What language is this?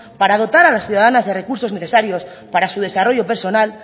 Spanish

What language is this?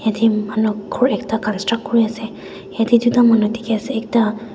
Naga Pidgin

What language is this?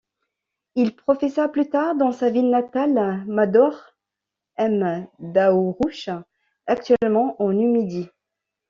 French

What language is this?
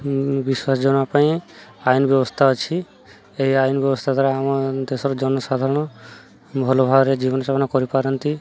Odia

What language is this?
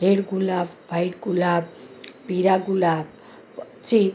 Gujarati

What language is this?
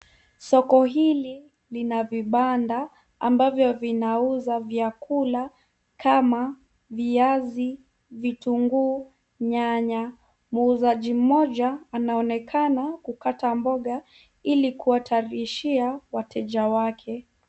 Swahili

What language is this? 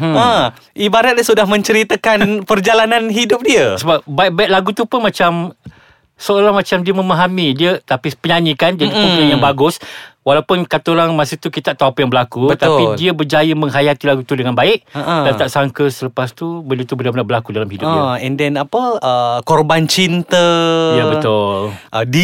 Malay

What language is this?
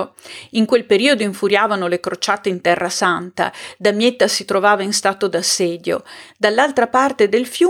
Italian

